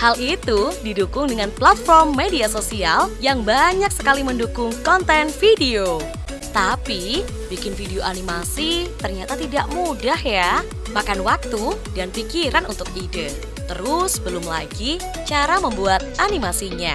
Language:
Indonesian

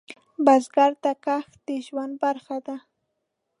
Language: Pashto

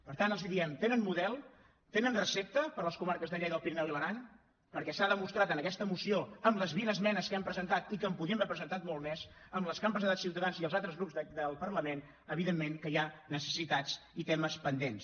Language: Catalan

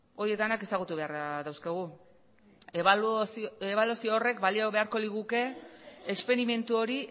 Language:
Basque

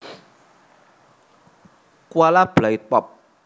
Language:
Javanese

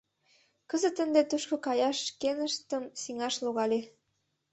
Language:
Mari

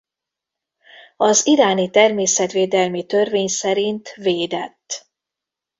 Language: Hungarian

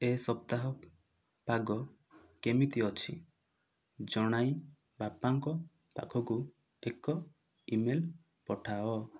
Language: Odia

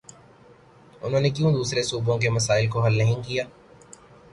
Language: Urdu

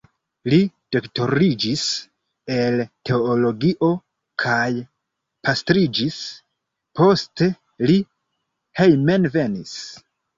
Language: Esperanto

